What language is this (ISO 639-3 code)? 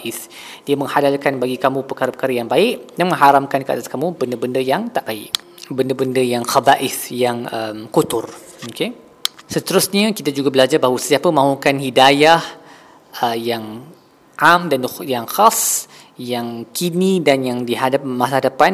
msa